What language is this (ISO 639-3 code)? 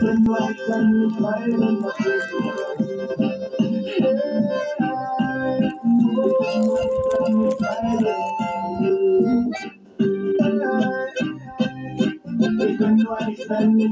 ind